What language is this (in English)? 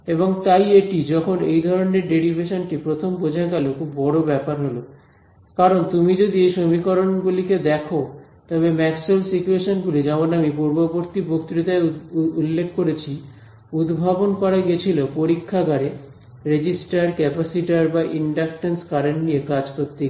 Bangla